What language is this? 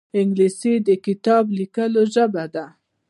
Pashto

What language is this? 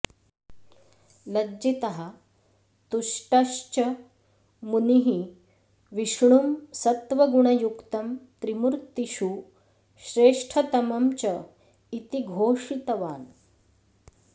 Sanskrit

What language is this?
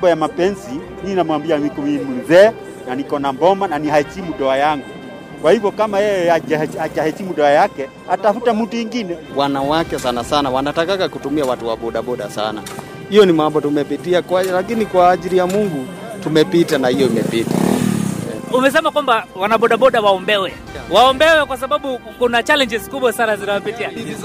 Swahili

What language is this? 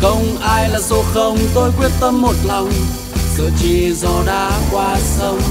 Vietnamese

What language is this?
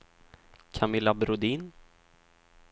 Swedish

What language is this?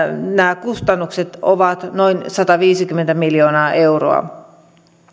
Finnish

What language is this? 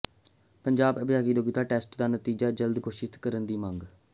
Punjabi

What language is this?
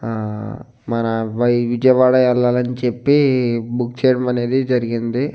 Telugu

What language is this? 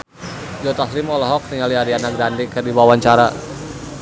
Sundanese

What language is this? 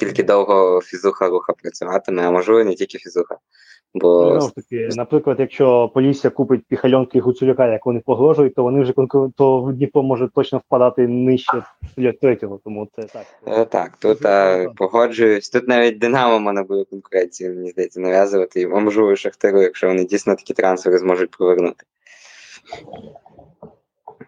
Ukrainian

